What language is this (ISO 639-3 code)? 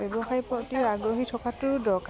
asm